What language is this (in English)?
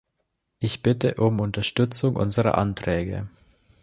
German